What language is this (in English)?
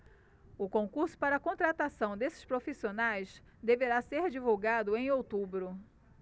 Portuguese